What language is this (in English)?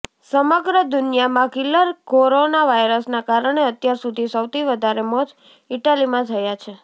Gujarati